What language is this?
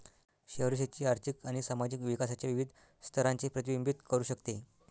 Marathi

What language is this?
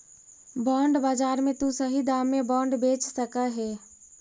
Magahi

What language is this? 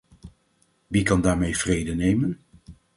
Dutch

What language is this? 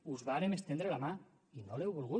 Catalan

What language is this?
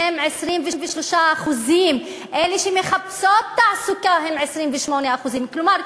Hebrew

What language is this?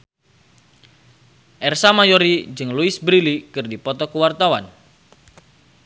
Sundanese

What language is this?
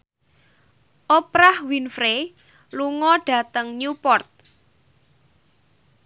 Javanese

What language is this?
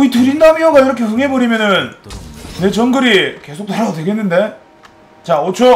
Korean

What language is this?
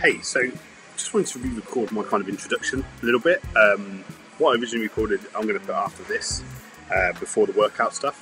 English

